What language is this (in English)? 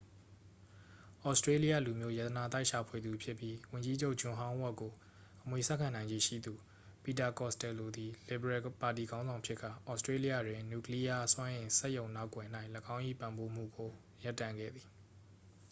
Burmese